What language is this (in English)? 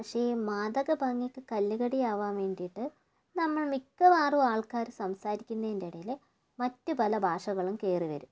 Malayalam